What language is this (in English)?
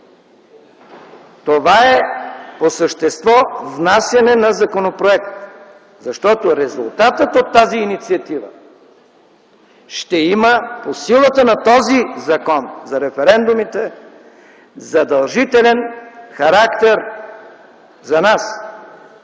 Bulgarian